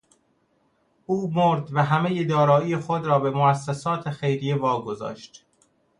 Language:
Persian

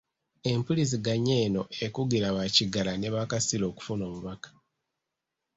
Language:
Ganda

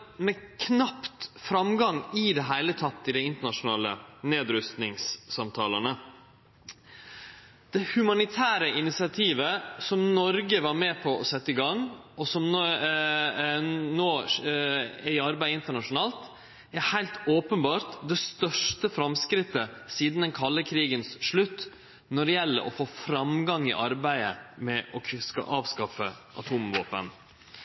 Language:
Norwegian Nynorsk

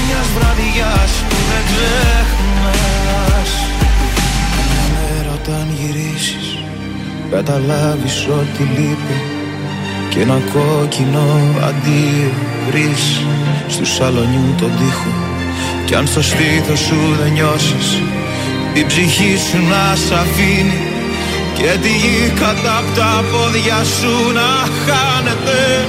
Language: Greek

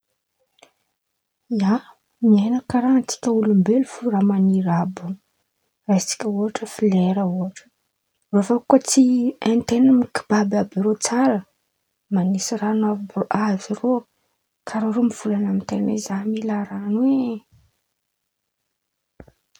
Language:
Antankarana Malagasy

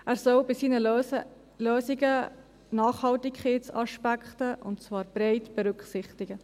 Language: Swiss German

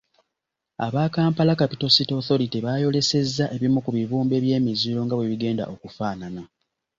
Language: Ganda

